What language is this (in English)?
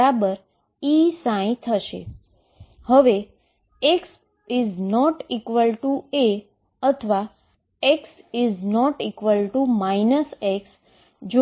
Gujarati